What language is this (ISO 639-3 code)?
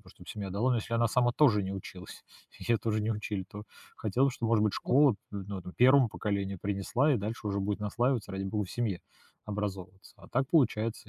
rus